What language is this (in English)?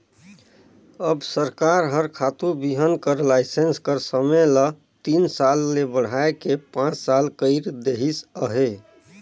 Chhattisgarhi